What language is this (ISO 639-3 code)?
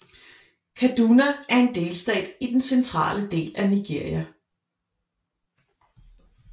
dan